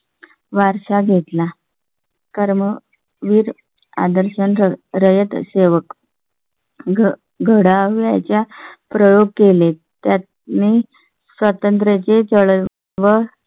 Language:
Marathi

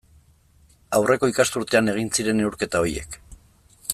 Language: Basque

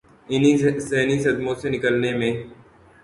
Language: Urdu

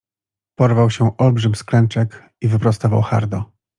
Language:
Polish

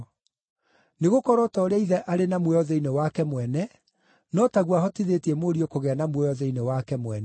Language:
Kikuyu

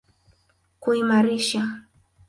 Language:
Swahili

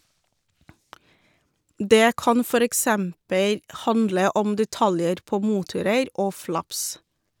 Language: Norwegian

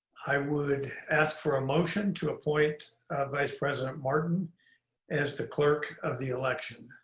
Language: English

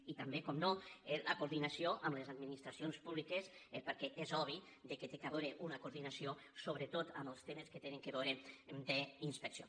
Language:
Catalan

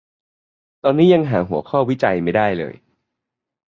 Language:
Thai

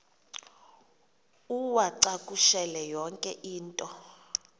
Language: Xhosa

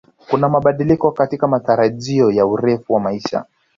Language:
Swahili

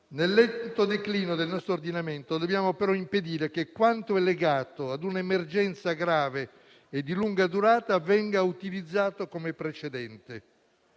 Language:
Italian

